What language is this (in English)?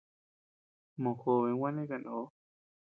Tepeuxila Cuicatec